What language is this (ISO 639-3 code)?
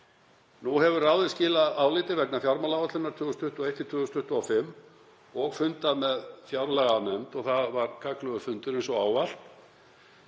isl